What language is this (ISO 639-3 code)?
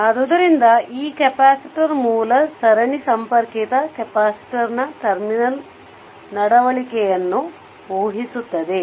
kan